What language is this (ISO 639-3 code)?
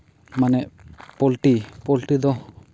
sat